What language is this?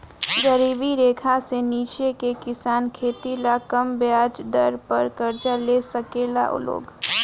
Bhojpuri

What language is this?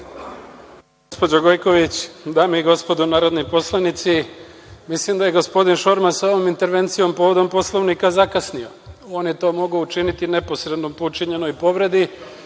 Serbian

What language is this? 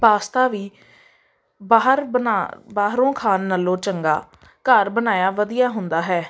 Punjabi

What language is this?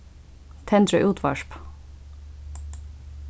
Faroese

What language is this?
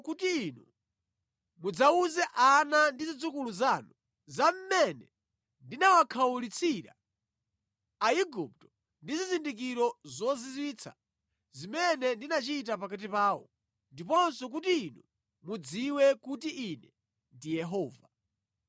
Nyanja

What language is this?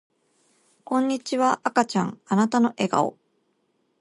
Japanese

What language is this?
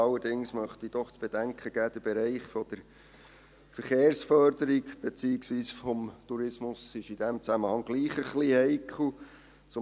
Swiss German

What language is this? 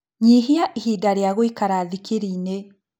Kikuyu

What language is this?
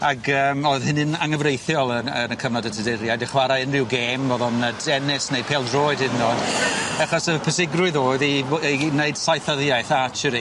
Welsh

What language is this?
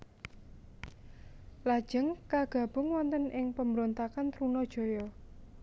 Javanese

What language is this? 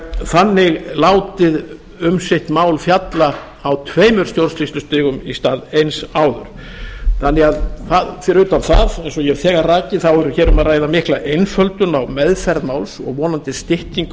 Icelandic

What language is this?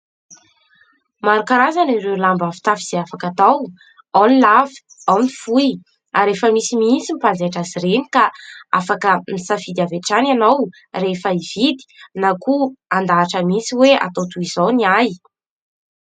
Malagasy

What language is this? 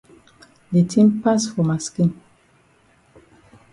Cameroon Pidgin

